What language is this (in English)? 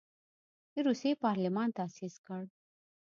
Pashto